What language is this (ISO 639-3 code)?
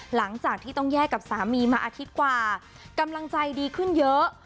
tha